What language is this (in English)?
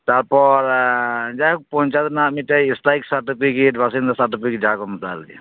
Santali